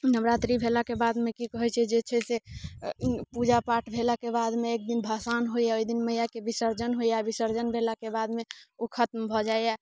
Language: Maithili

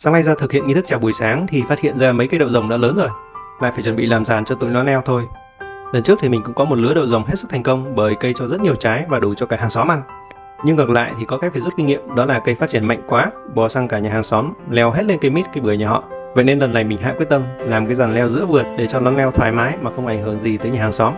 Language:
Vietnamese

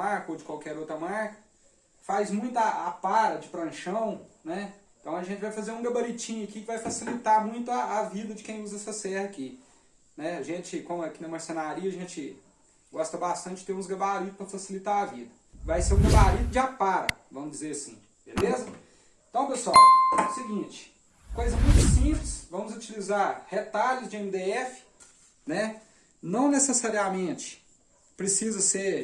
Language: Portuguese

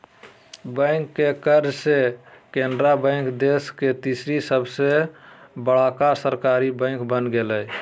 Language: Magahi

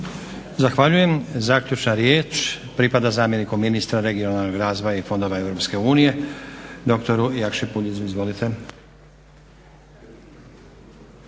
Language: Croatian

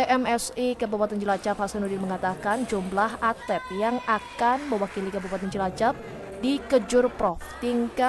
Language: Indonesian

